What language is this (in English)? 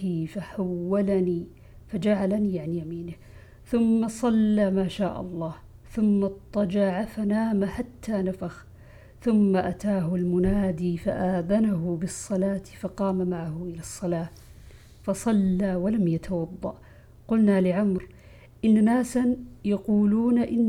Arabic